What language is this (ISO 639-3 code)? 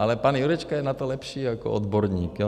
ces